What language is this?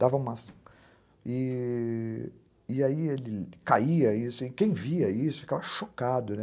Portuguese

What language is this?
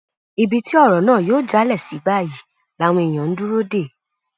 Yoruba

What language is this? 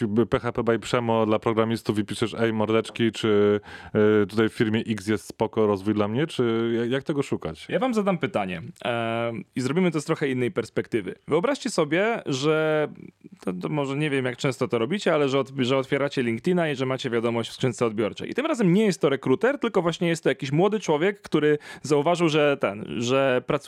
Polish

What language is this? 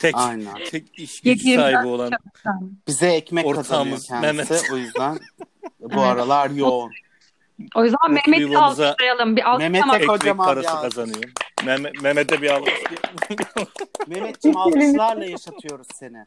Turkish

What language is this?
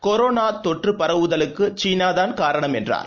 Tamil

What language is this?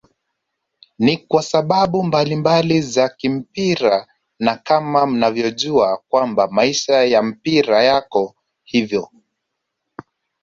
Swahili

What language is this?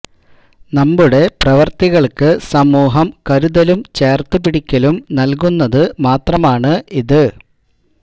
Malayalam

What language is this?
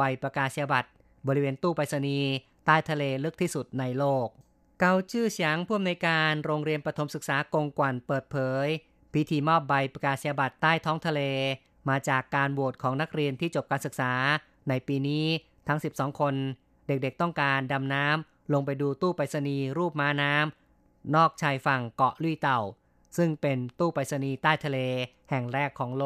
Thai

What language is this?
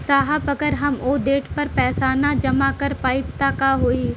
Bhojpuri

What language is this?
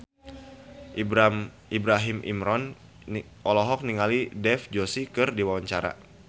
Sundanese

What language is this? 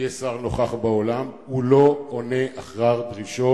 Hebrew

